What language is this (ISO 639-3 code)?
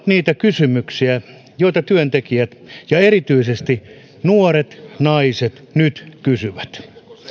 fin